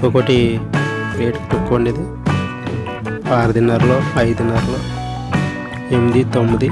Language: Indonesian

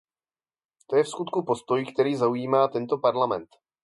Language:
Czech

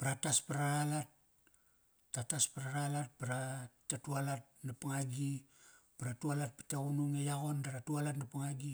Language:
Kairak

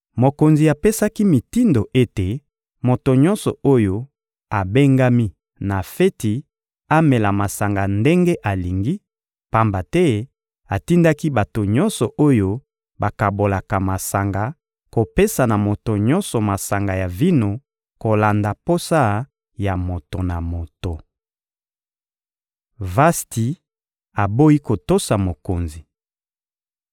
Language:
Lingala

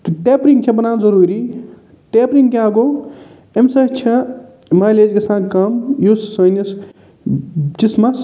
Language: Kashmiri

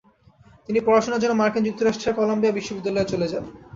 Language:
Bangla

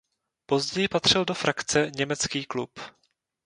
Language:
Czech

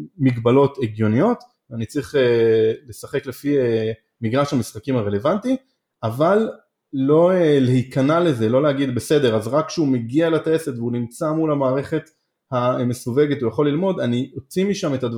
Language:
Hebrew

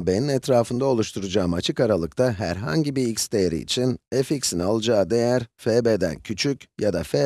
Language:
Turkish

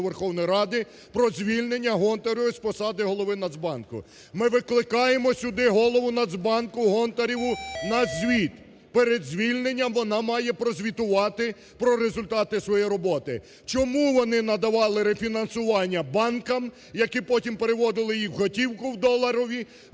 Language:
Ukrainian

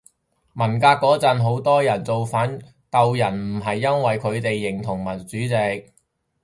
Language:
Cantonese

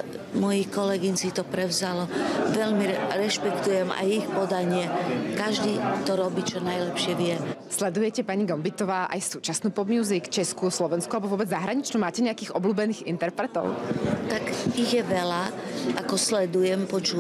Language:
Czech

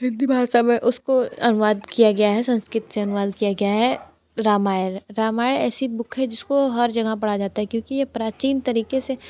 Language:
Hindi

